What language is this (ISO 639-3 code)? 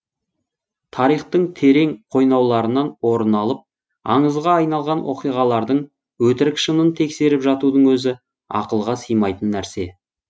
kaz